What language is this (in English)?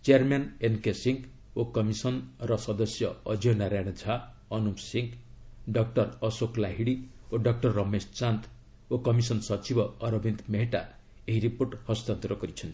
Odia